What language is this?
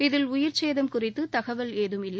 Tamil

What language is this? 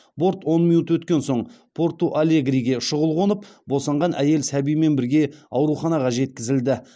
Kazakh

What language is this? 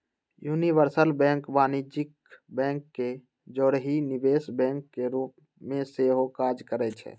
Magahi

